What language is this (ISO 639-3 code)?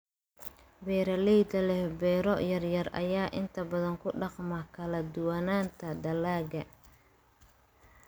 som